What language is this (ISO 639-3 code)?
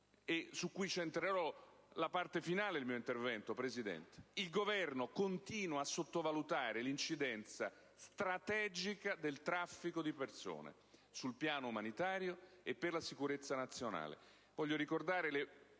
ita